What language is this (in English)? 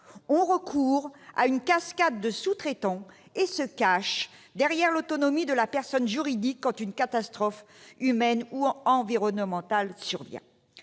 French